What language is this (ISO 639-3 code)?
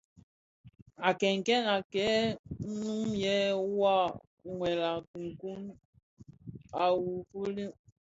ksf